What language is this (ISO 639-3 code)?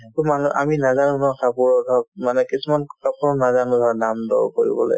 asm